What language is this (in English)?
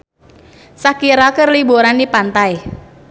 Sundanese